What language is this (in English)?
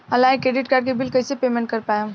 Bhojpuri